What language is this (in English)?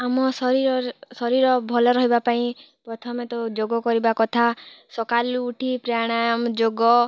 Odia